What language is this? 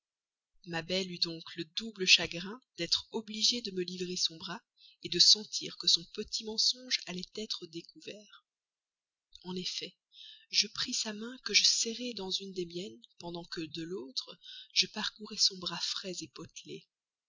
French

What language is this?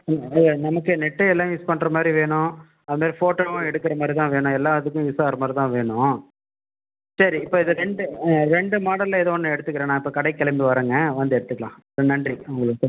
Tamil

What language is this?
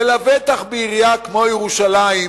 Hebrew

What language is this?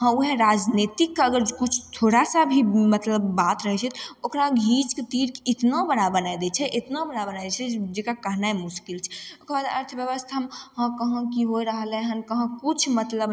Maithili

